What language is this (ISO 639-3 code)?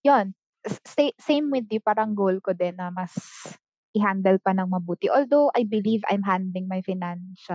fil